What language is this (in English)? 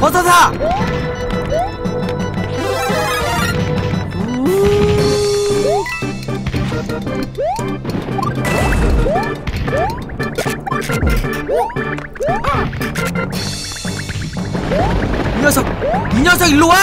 Korean